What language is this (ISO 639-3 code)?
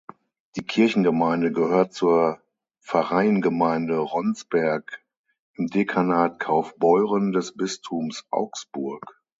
deu